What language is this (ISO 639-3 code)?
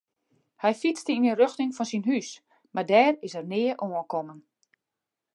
fry